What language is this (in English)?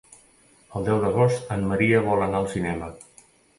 Catalan